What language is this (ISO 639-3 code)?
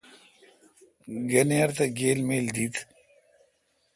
xka